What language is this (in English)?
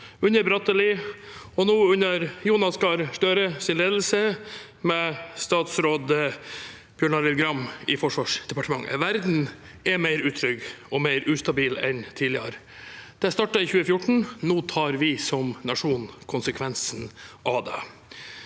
Norwegian